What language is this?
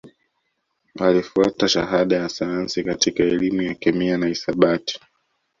Swahili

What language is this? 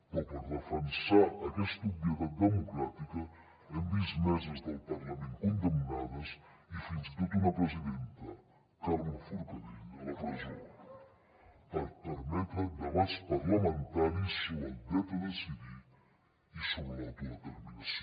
Catalan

